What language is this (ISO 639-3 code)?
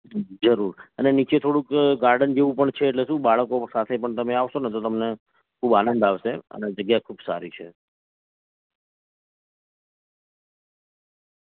guj